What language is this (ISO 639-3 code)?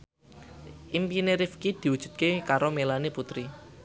jav